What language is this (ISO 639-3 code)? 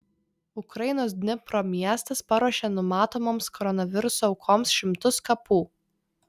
lit